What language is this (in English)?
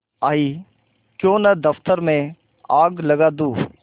Hindi